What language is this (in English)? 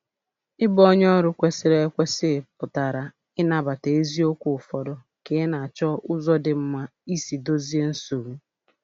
Igbo